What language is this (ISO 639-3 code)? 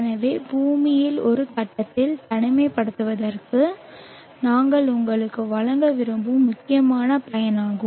tam